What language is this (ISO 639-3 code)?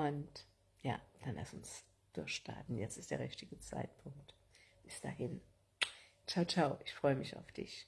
deu